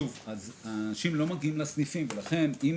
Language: Hebrew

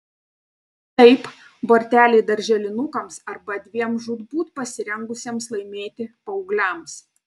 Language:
Lithuanian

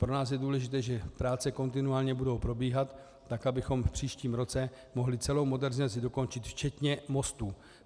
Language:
Czech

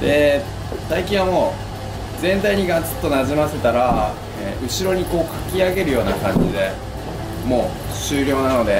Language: Japanese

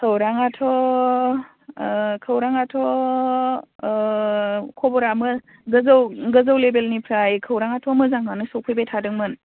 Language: Bodo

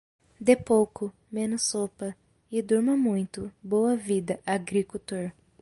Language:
Portuguese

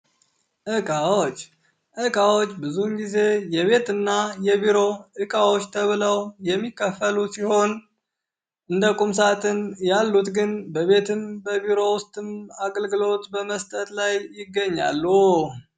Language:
Amharic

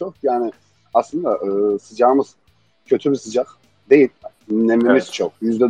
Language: Turkish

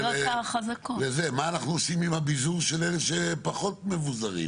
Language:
Hebrew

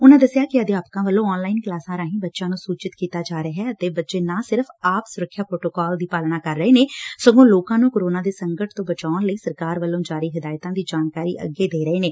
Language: Punjabi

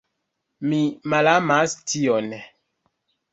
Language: Esperanto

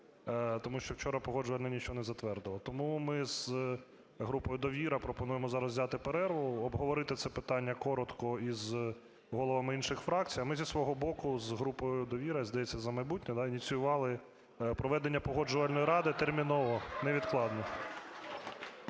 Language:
Ukrainian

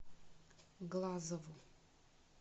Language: Russian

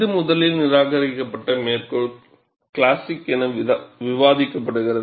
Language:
Tamil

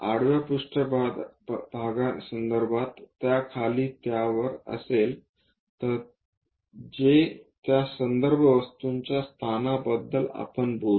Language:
Marathi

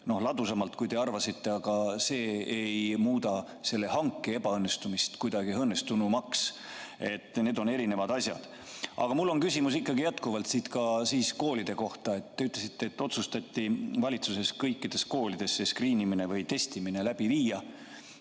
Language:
Estonian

